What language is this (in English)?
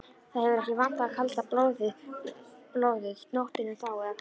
Icelandic